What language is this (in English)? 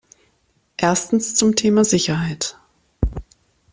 German